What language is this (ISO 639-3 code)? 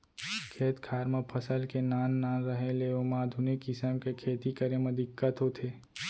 hne